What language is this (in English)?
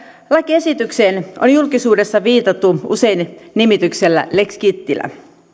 Finnish